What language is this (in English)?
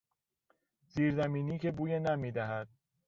Persian